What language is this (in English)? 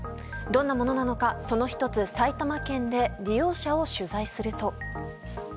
Japanese